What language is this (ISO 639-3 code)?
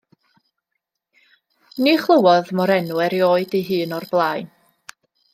cym